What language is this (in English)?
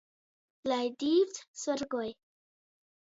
Latgalian